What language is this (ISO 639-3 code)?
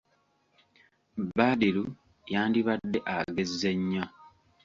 lug